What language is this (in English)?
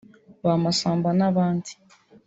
Kinyarwanda